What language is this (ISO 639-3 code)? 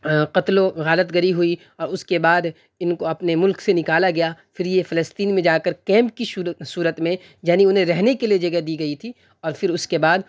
urd